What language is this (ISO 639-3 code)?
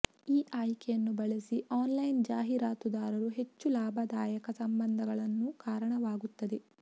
kan